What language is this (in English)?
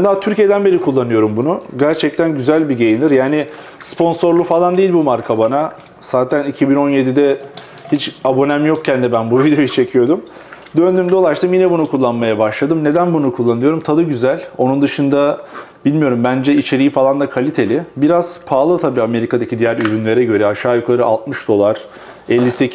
Turkish